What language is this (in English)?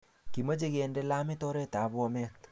Kalenjin